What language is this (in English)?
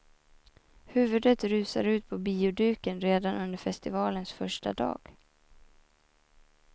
Swedish